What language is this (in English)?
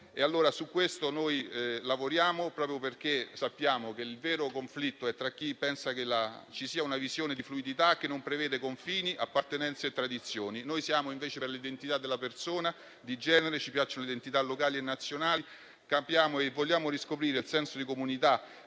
Italian